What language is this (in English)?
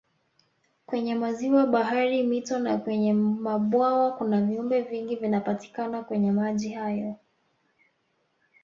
Swahili